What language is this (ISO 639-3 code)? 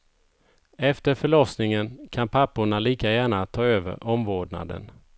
swe